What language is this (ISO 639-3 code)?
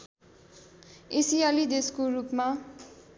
nep